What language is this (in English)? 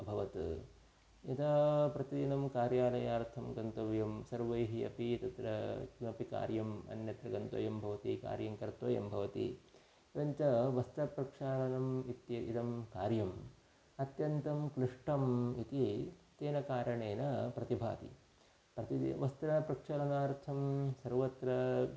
Sanskrit